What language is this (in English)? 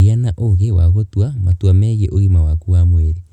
Kikuyu